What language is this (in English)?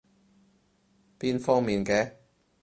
Cantonese